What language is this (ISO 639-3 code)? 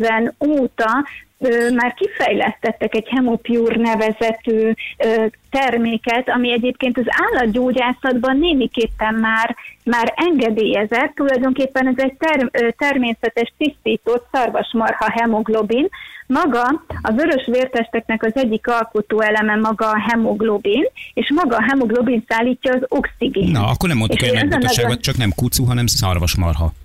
hun